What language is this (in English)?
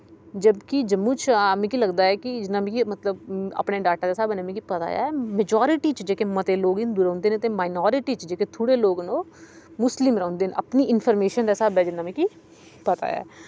Dogri